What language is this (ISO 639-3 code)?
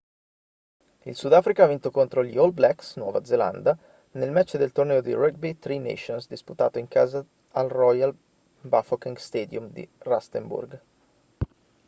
ita